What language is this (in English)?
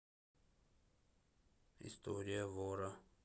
Russian